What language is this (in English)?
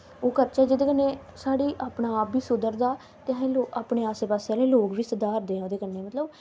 Dogri